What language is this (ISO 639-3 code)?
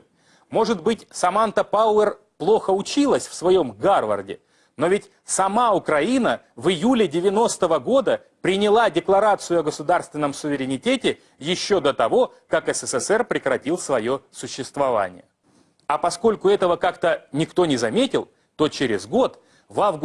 rus